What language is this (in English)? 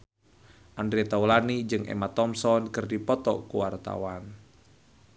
Sundanese